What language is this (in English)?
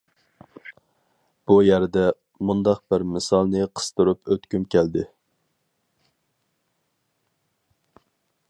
Uyghur